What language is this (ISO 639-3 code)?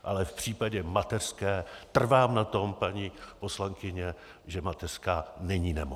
ces